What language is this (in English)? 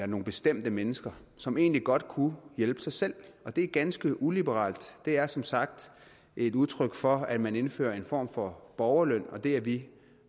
Danish